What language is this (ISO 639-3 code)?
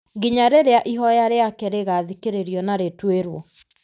kik